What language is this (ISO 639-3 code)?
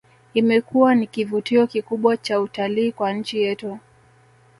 swa